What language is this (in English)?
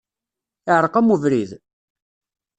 Kabyle